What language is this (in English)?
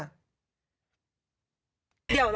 Thai